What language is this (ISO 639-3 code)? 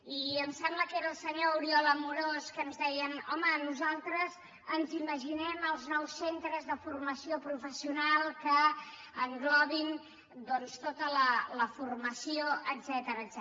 cat